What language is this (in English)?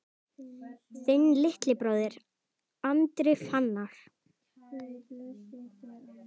Icelandic